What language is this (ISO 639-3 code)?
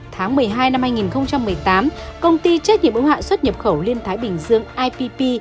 vie